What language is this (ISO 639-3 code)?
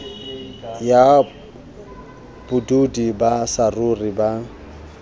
sot